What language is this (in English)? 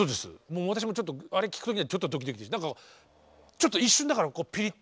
Japanese